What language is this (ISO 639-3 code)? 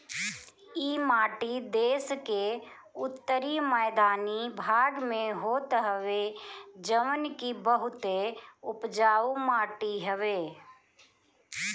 bho